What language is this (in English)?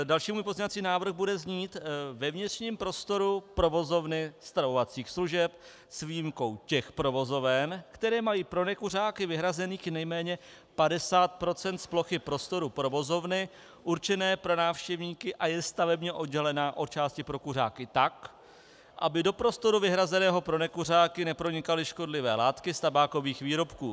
Czech